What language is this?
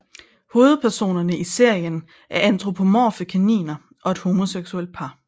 Danish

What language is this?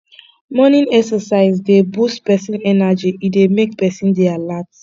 Nigerian Pidgin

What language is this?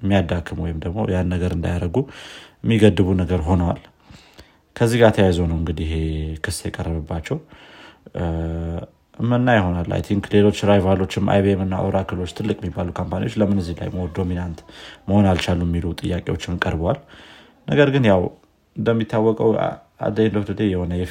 Amharic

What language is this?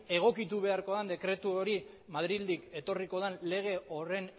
Basque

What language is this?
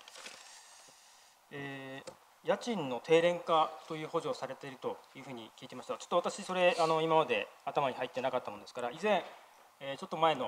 Japanese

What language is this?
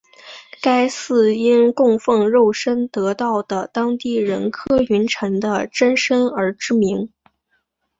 Chinese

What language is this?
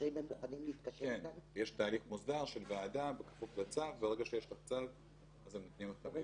Hebrew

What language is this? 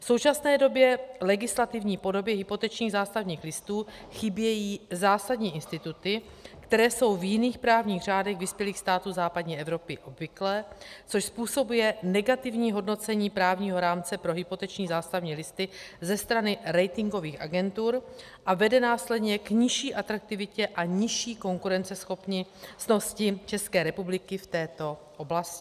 Czech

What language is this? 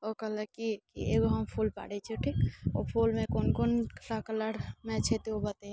Maithili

